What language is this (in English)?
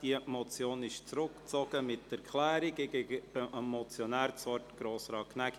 Swiss German